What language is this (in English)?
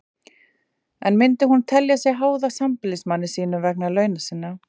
Icelandic